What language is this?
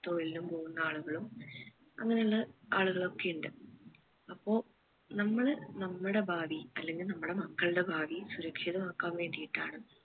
Malayalam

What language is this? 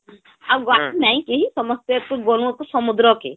Odia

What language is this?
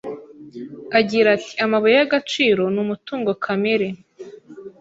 Kinyarwanda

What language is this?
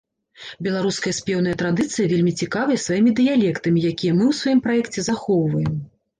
Belarusian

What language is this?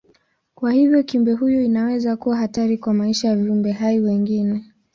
Swahili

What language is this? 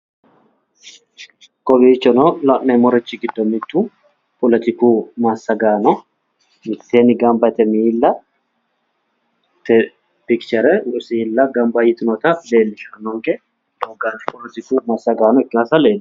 Sidamo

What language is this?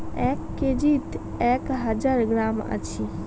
Bangla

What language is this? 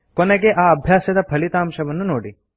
Kannada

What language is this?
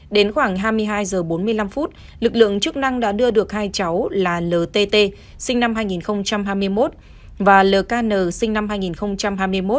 Vietnamese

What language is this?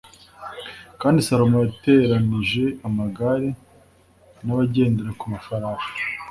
Kinyarwanda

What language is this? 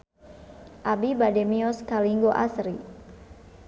Sundanese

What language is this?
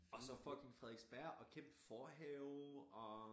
Danish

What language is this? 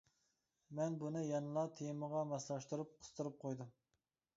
Uyghur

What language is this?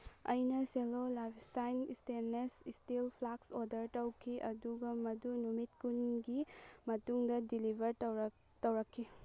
Manipuri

